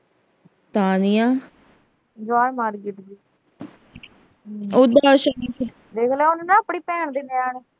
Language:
Punjabi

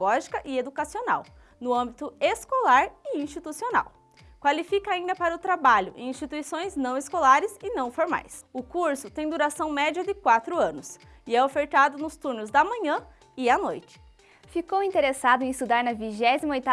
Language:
Portuguese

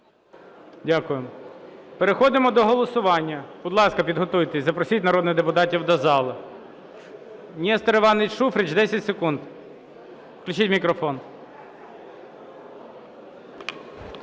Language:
Ukrainian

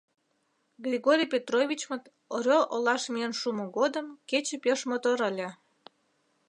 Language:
Mari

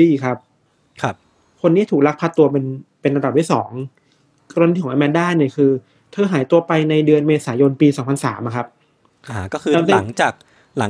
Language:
Thai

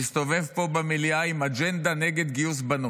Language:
Hebrew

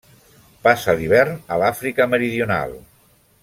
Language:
Catalan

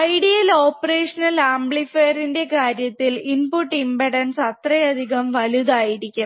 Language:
Malayalam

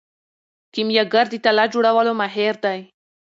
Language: Pashto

